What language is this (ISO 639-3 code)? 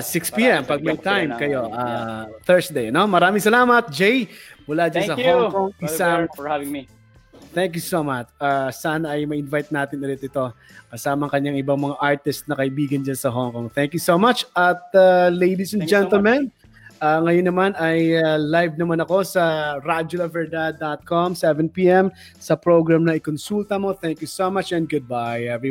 fil